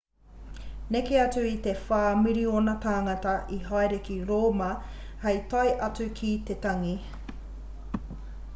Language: Māori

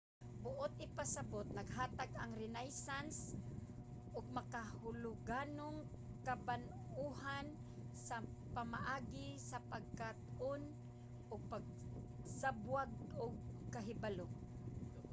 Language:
Cebuano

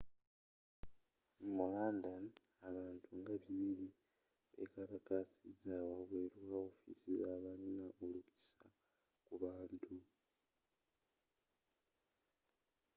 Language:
Ganda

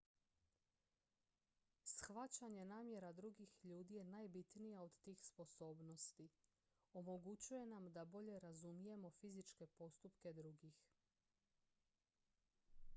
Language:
Croatian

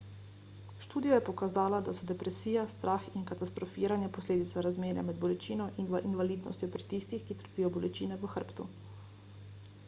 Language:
Slovenian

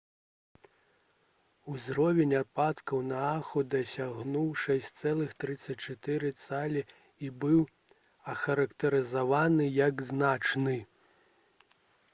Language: Belarusian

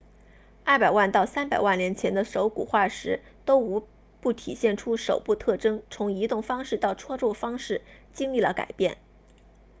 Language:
Chinese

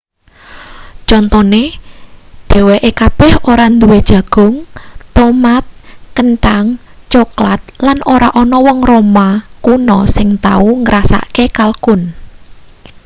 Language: Javanese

